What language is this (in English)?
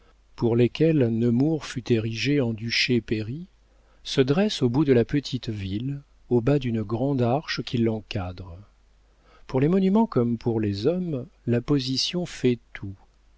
French